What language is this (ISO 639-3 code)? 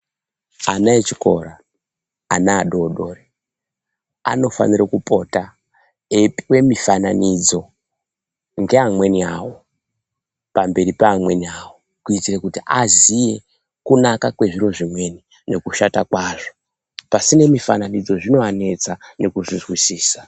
ndc